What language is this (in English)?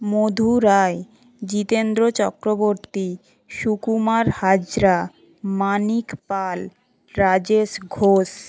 Bangla